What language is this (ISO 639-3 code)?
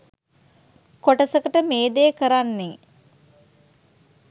sin